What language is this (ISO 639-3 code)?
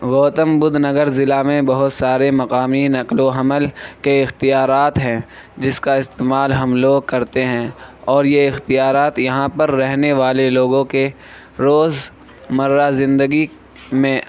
urd